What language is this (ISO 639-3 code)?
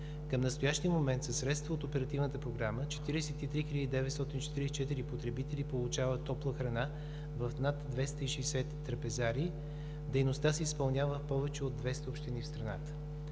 bul